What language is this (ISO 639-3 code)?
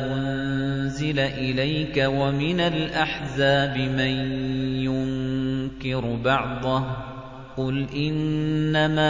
ara